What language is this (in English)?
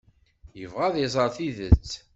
Kabyle